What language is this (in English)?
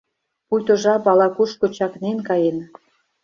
Mari